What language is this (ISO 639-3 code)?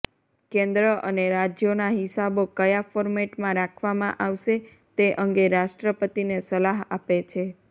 guj